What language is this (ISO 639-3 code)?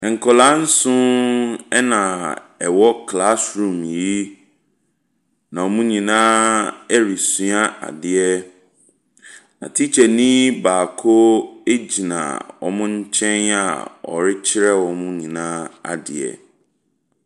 aka